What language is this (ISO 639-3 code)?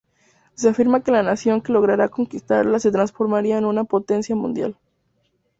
spa